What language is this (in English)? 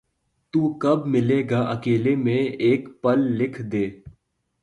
Urdu